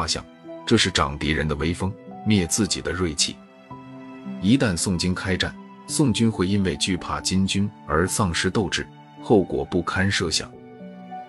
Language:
Chinese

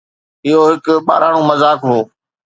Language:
Sindhi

